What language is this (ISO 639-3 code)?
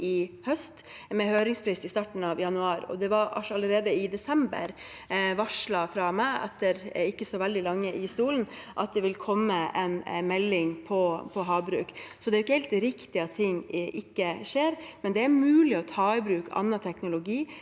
nor